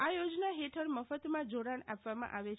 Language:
Gujarati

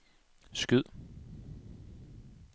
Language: Danish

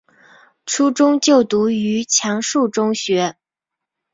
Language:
Chinese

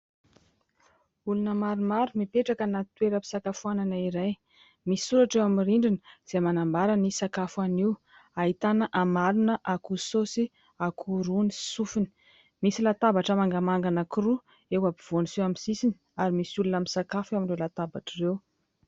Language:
Malagasy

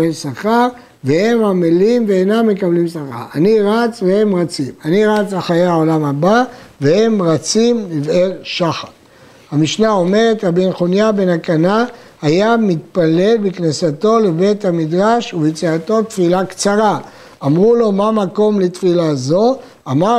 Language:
Hebrew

